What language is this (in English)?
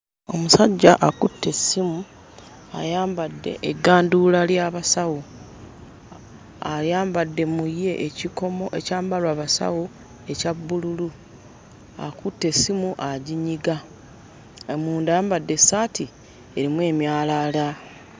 Ganda